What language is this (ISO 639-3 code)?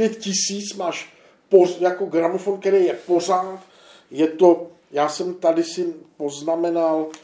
ces